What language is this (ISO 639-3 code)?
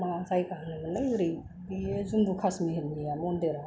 brx